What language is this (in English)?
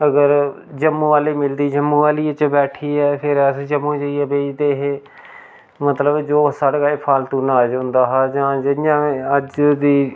Dogri